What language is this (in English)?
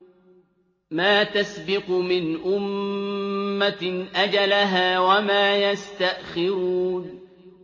Arabic